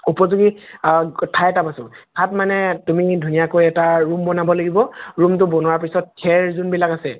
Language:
Assamese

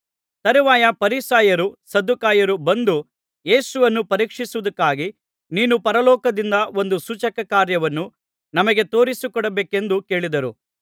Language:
Kannada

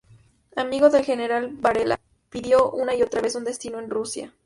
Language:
Spanish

